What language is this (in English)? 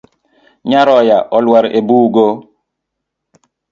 Luo (Kenya and Tanzania)